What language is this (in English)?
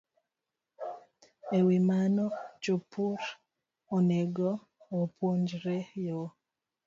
Luo (Kenya and Tanzania)